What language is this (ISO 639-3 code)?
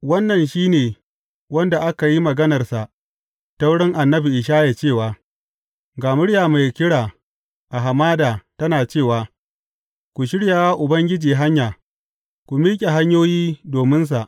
hau